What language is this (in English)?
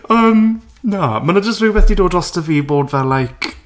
Welsh